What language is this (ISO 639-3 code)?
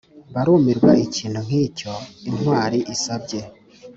kin